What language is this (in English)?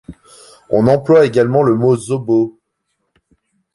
French